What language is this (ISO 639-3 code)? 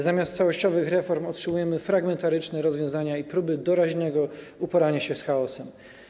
pol